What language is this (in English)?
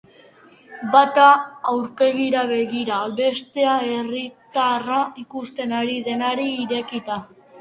Basque